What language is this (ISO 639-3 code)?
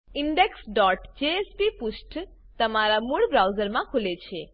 guj